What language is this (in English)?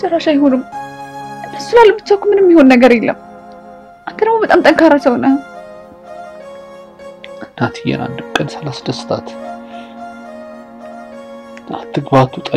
Arabic